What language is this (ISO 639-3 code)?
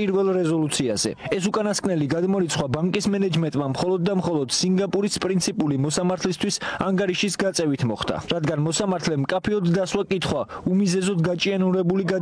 ron